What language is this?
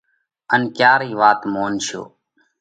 Parkari Koli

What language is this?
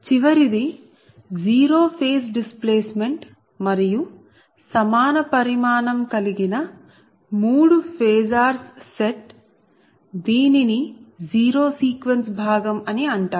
Telugu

